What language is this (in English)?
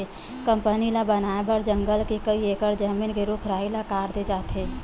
Chhattisgarhi